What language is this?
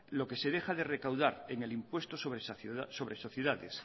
Spanish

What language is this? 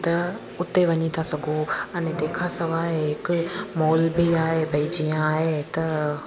Sindhi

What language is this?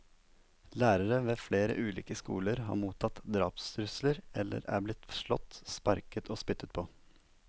Norwegian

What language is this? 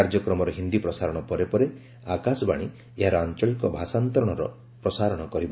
Odia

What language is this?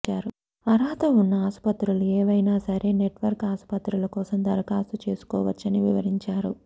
Telugu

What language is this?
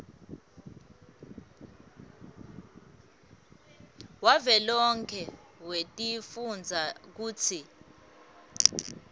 Swati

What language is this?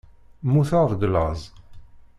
Kabyle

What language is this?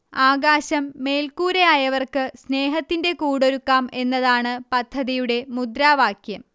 Malayalam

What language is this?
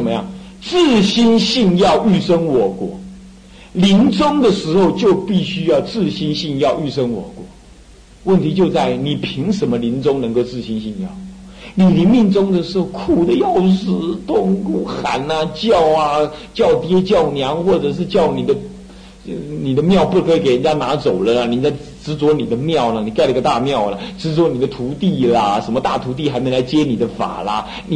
Chinese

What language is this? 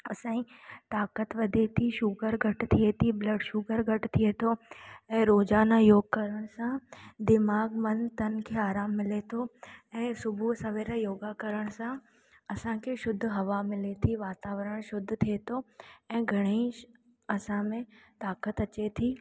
Sindhi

